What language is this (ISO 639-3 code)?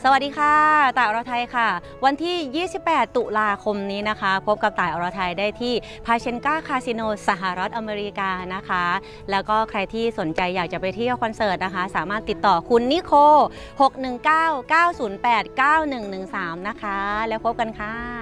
tha